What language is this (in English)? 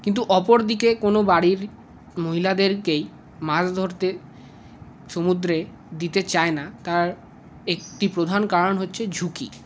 Bangla